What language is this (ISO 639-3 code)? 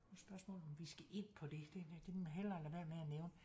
dan